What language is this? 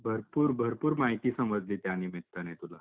Marathi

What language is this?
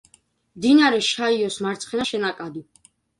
Georgian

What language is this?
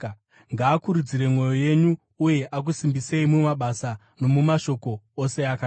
Shona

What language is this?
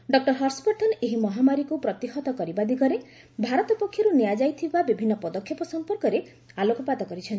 Odia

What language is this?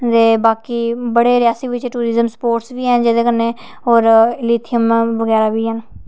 Dogri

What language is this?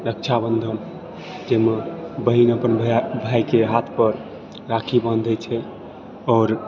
Maithili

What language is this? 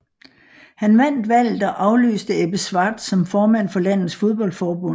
Danish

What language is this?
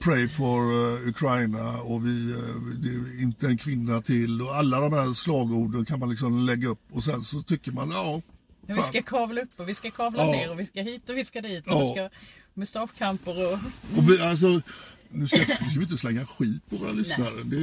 Swedish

